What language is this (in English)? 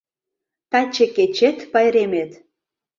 Mari